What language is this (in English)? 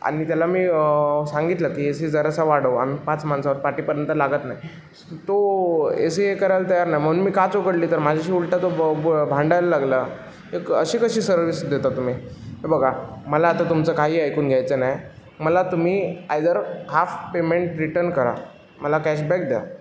Marathi